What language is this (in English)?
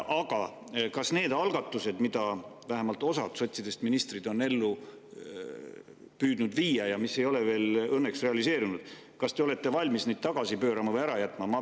Estonian